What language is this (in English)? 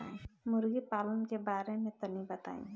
Bhojpuri